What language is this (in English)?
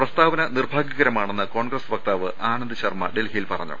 Malayalam